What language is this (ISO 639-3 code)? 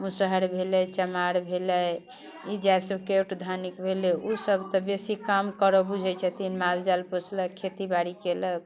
mai